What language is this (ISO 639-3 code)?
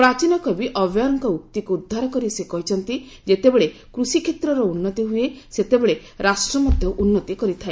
ori